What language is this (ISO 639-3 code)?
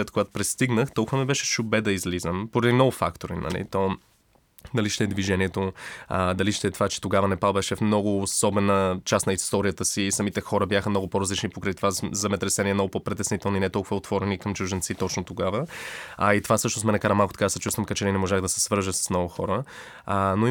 bul